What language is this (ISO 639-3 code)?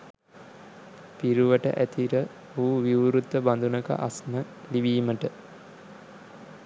sin